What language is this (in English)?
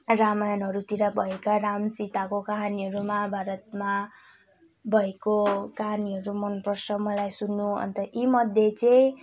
Nepali